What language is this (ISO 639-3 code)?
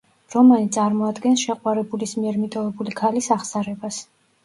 kat